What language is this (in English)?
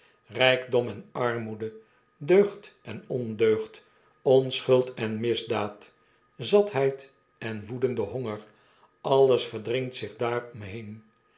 Dutch